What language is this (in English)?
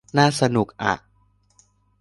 Thai